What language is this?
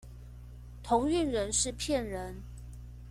Chinese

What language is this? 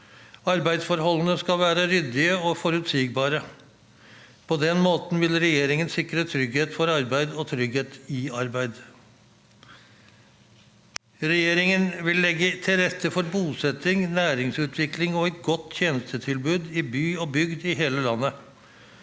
Norwegian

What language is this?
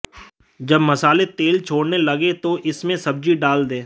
Hindi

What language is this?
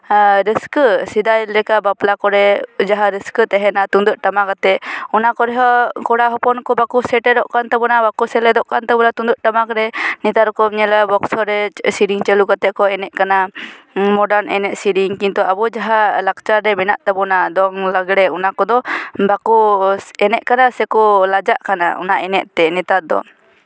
Santali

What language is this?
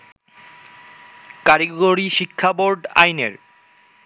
Bangla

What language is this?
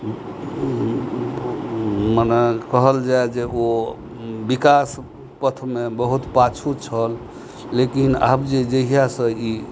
Maithili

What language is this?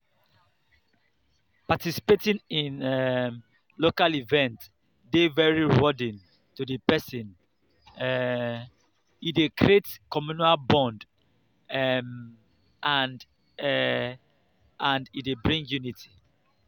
Nigerian Pidgin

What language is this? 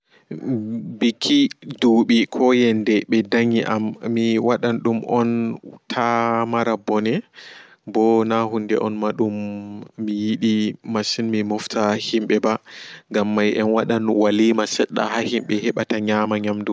Fula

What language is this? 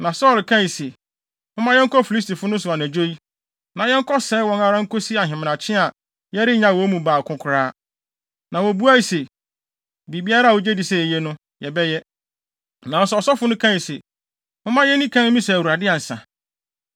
Akan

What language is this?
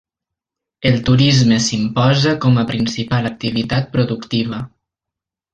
Catalan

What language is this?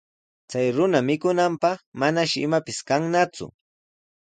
Sihuas Ancash Quechua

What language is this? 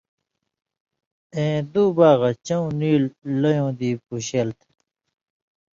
Indus Kohistani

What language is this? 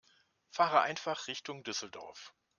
German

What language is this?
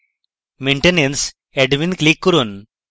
Bangla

